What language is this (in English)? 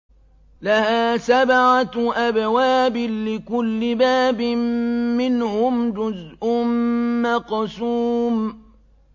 Arabic